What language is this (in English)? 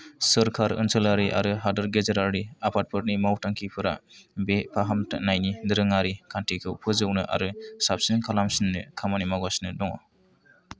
Bodo